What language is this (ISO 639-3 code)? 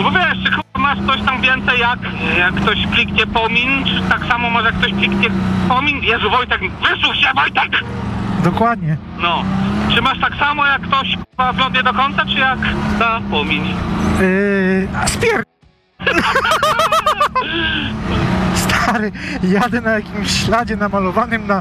pol